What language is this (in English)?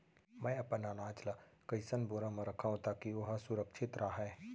Chhattisgarhi